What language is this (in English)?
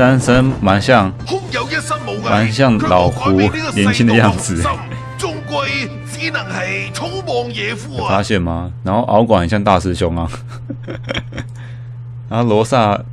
Chinese